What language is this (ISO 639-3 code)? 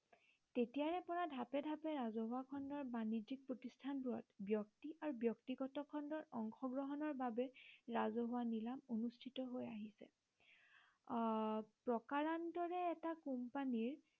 asm